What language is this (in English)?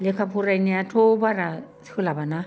Bodo